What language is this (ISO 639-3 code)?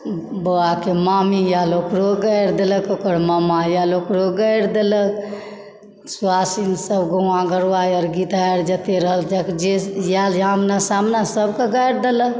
mai